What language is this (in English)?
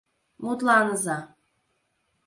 Mari